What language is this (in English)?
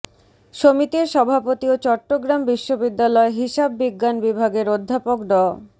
Bangla